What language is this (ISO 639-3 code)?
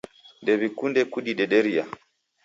dav